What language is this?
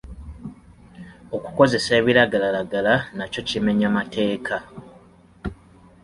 Ganda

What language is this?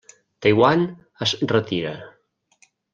Catalan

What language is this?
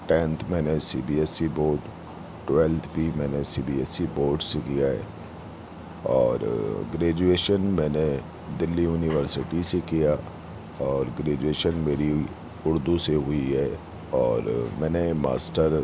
Urdu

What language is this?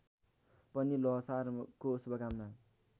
Nepali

